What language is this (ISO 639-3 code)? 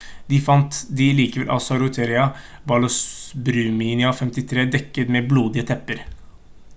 nob